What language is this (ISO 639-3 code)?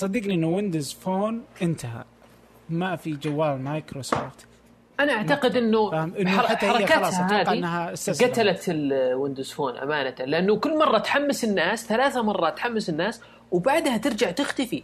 ara